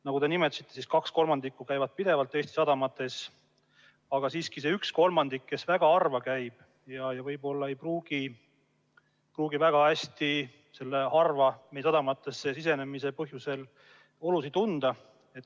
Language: Estonian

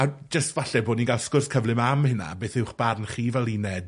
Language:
Welsh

